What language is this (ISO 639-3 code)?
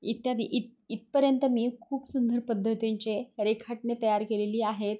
mar